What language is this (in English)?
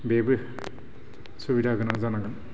Bodo